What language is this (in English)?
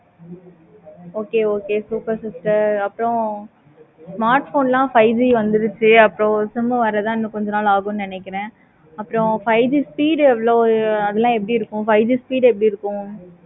Tamil